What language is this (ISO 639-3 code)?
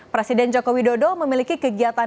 ind